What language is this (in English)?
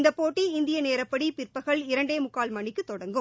Tamil